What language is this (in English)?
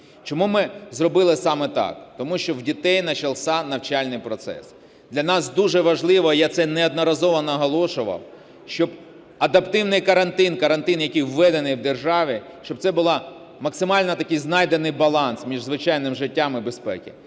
Ukrainian